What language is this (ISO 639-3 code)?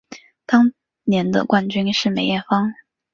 zho